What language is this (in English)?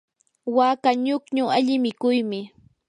Yanahuanca Pasco Quechua